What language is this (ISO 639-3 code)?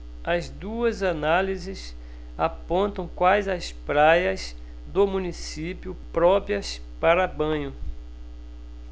por